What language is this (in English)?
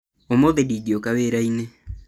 Kikuyu